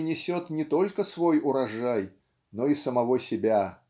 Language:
Russian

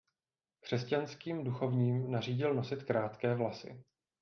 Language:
Czech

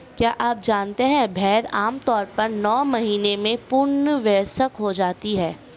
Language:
Hindi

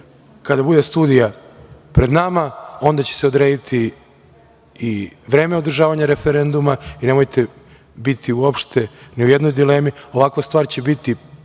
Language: Serbian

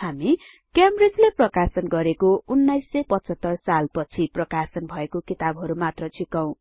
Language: Nepali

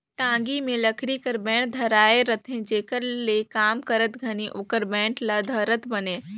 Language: Chhattisgarhi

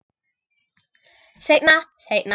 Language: Icelandic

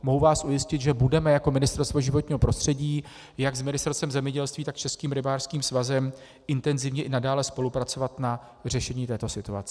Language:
Czech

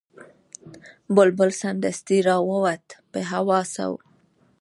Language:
Pashto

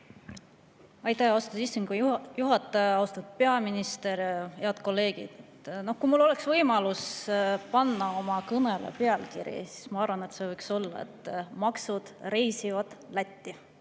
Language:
Estonian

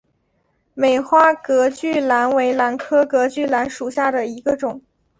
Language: Chinese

